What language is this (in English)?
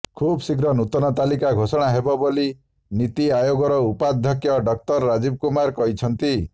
Odia